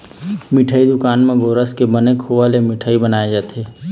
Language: Chhattisgarhi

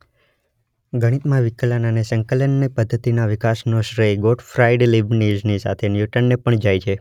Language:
Gujarati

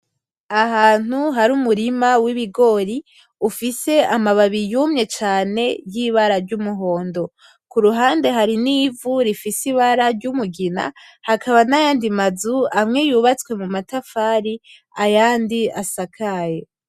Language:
Rundi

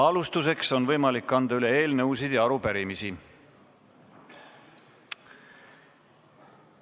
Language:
Estonian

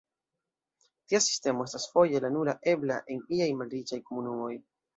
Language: Esperanto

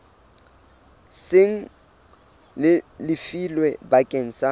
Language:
Southern Sotho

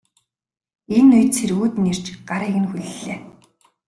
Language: Mongolian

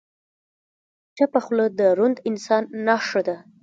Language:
Pashto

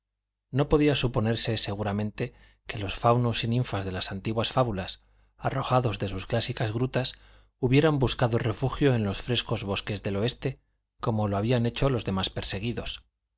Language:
Spanish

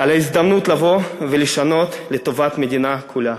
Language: Hebrew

